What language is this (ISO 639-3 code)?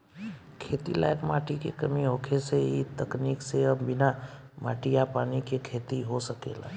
bho